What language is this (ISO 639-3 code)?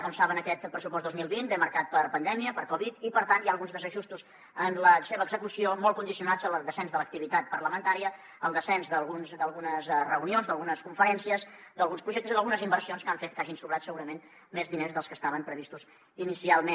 cat